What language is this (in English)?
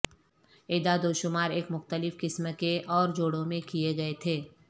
Urdu